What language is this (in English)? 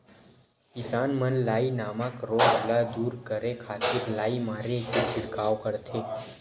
Chhattisgarhi